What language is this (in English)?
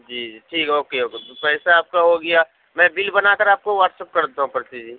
Urdu